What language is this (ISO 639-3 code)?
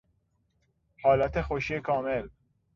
fas